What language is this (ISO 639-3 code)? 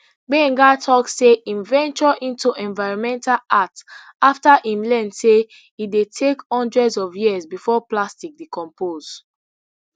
pcm